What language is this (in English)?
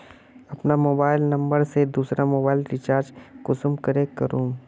Magahi